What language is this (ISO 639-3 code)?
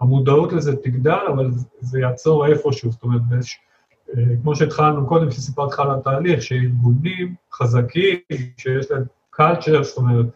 heb